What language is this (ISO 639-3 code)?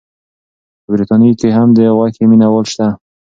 pus